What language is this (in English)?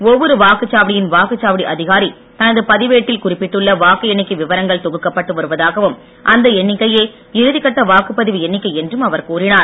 Tamil